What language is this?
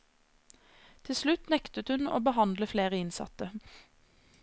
Norwegian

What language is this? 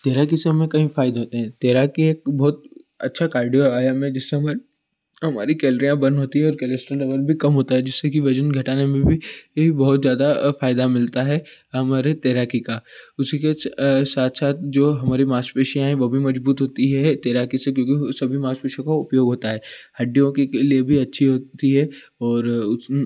Hindi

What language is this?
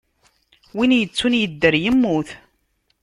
Kabyle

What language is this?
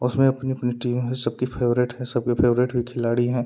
Hindi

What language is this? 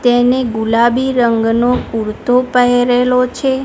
Gujarati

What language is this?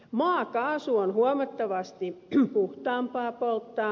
Finnish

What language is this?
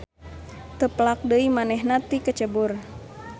Sundanese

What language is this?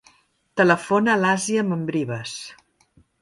Catalan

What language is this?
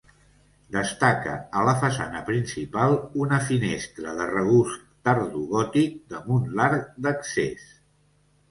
Catalan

